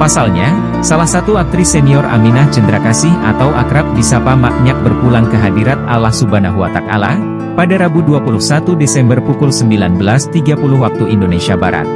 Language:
Indonesian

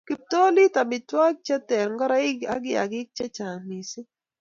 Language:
Kalenjin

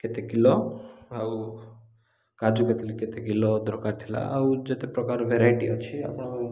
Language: Odia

